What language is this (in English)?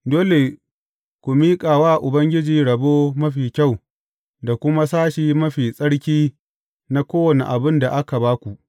Hausa